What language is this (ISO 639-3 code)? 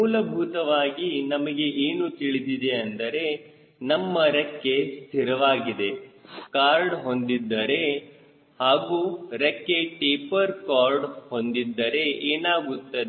kan